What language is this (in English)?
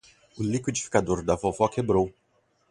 Portuguese